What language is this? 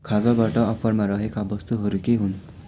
Nepali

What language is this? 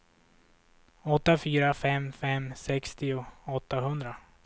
Swedish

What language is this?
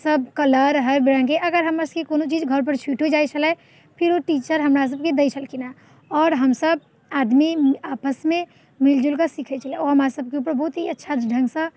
Maithili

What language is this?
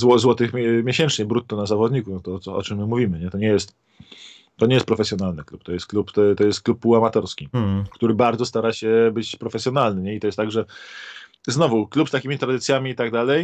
Polish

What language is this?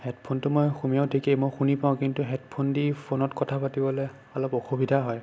Assamese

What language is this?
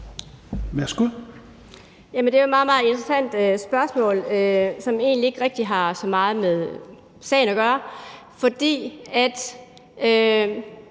Danish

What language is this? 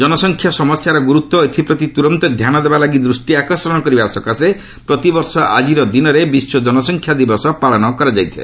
Odia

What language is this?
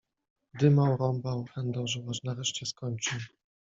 Polish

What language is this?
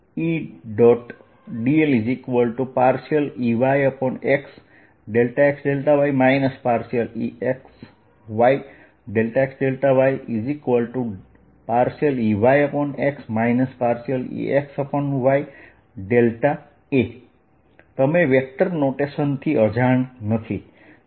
Gujarati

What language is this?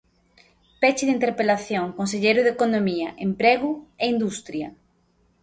Galician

